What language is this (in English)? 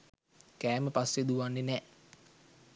Sinhala